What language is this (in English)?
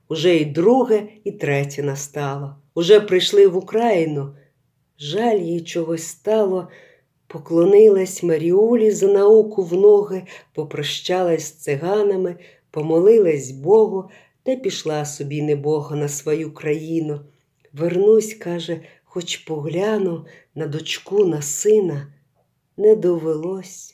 Ukrainian